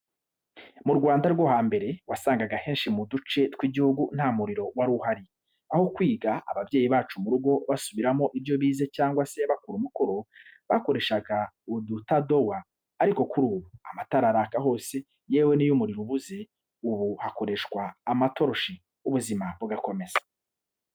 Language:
Kinyarwanda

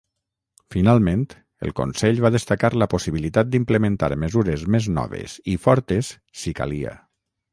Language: Catalan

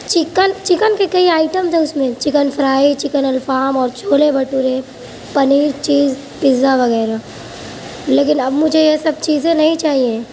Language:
Urdu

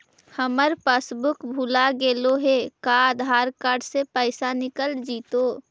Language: Magahi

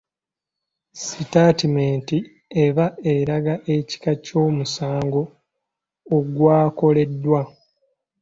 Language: Ganda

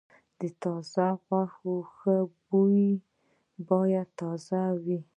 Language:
Pashto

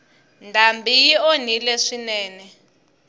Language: Tsonga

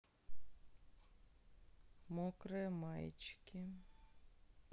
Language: Russian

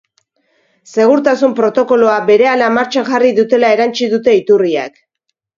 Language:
Basque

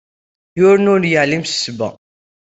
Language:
Kabyle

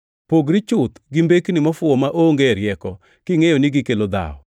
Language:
Luo (Kenya and Tanzania)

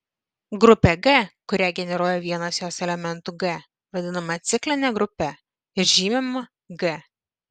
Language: Lithuanian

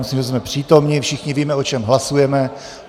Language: Czech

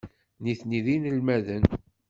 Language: Kabyle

